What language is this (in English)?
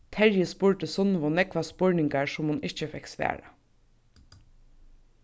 Faroese